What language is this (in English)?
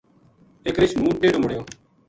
Gujari